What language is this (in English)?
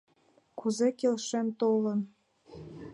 Mari